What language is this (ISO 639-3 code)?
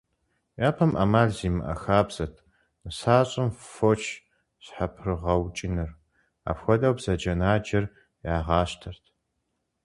kbd